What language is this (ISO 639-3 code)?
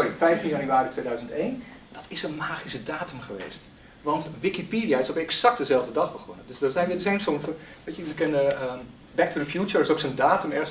nld